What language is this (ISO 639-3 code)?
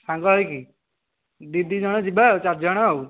ori